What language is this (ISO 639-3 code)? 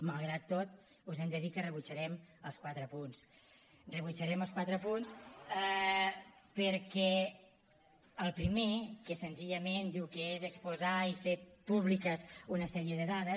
cat